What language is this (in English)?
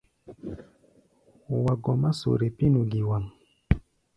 Gbaya